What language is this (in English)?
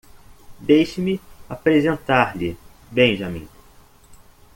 Portuguese